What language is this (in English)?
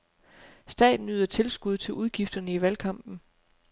Danish